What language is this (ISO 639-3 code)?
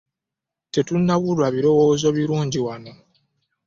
lug